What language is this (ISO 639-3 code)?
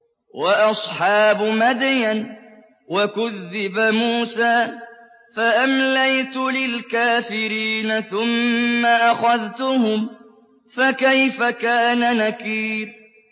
ara